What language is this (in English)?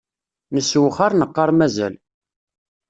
Kabyle